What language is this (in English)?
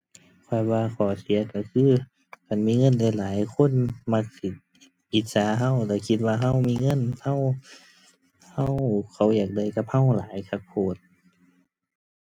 Thai